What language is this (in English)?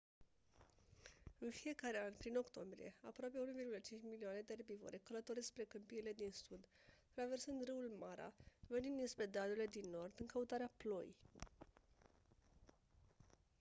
Romanian